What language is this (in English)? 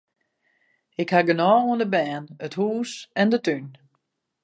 Western Frisian